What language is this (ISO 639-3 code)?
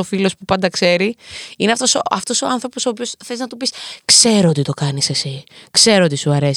ell